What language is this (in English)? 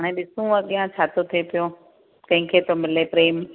Sindhi